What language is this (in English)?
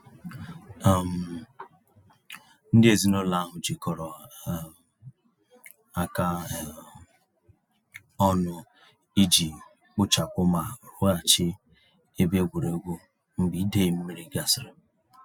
Igbo